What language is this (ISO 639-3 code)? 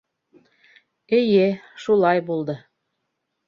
bak